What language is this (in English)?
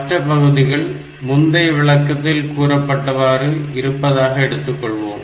Tamil